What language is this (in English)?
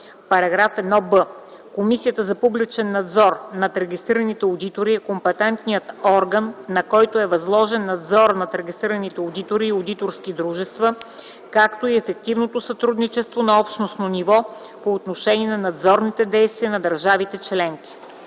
Bulgarian